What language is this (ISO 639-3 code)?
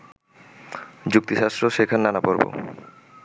ben